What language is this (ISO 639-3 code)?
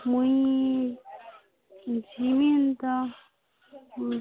ori